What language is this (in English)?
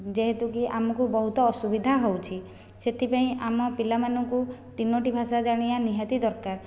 Odia